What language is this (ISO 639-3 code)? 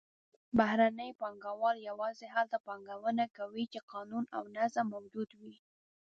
pus